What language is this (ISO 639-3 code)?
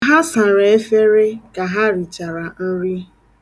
ibo